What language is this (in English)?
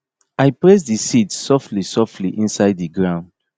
Nigerian Pidgin